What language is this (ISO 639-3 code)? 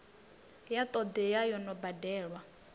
ven